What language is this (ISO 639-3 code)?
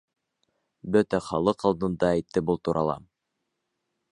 bak